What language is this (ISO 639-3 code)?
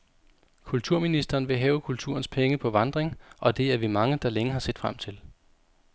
dan